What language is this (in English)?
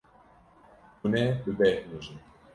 Kurdish